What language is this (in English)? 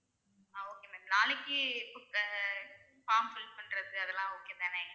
Tamil